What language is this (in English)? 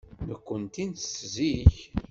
Kabyle